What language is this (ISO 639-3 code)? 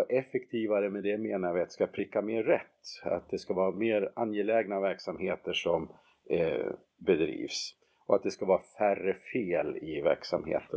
swe